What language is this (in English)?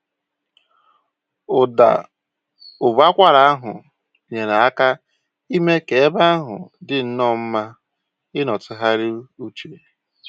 Igbo